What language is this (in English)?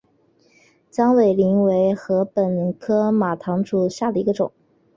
Chinese